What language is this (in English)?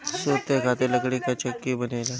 Bhojpuri